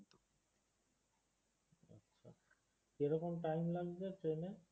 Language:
Bangla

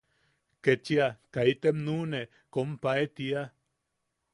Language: Yaqui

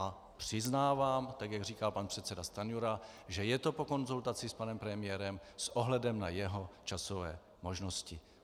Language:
Czech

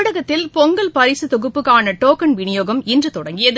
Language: Tamil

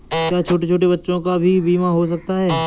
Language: Hindi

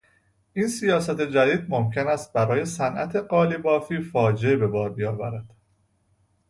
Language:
Persian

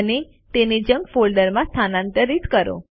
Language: Gujarati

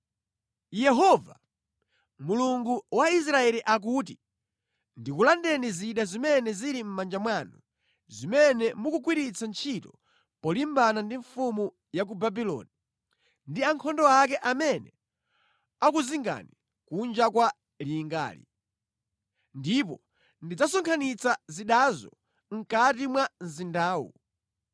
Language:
Nyanja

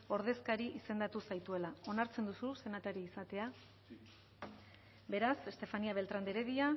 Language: Basque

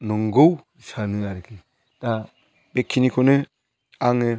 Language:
Bodo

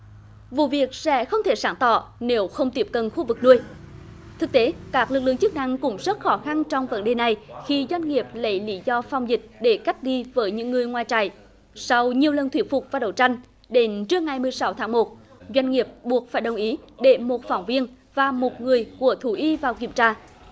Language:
Vietnamese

